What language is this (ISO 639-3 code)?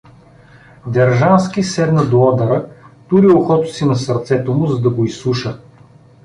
bul